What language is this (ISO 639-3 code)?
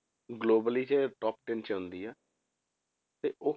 pan